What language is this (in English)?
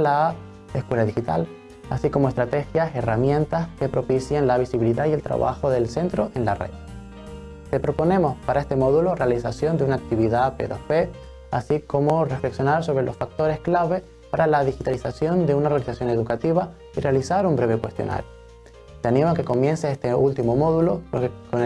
Spanish